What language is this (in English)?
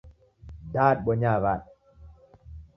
Taita